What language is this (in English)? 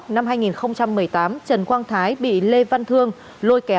Vietnamese